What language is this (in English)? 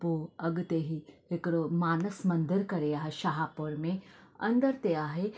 Sindhi